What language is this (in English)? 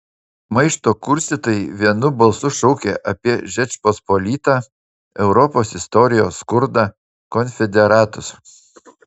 Lithuanian